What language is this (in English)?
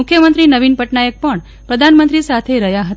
Gujarati